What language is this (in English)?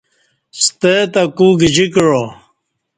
Kati